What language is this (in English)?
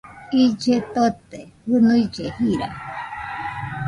Nüpode Huitoto